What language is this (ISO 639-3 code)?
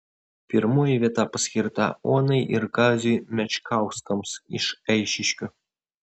lit